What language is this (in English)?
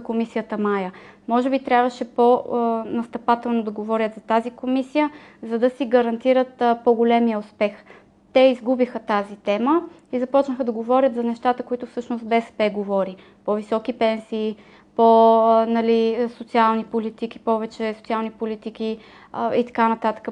Bulgarian